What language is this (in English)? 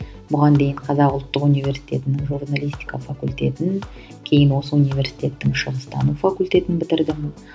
Kazakh